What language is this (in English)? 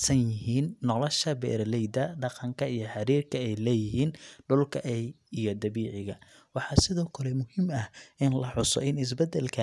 Somali